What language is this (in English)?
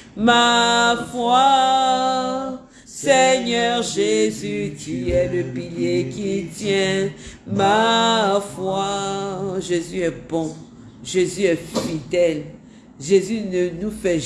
French